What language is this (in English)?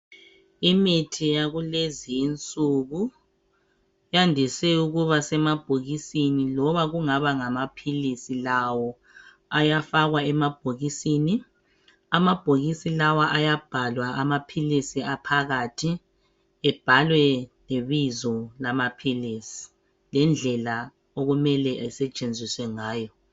North Ndebele